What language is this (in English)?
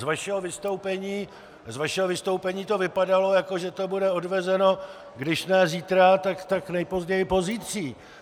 Czech